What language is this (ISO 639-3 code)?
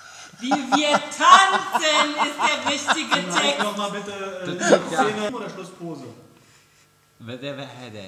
deu